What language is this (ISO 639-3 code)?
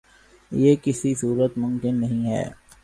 urd